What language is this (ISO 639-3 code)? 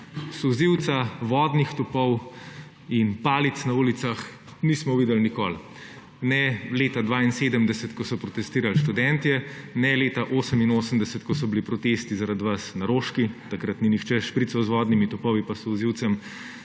slv